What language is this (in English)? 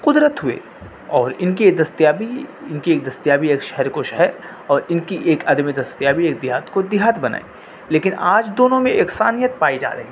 Urdu